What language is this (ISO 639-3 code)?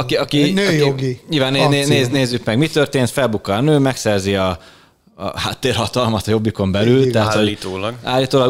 hun